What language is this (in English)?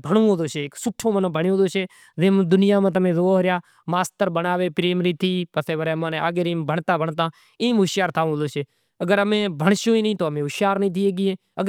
Kachi Koli